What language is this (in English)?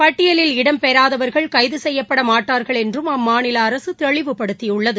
Tamil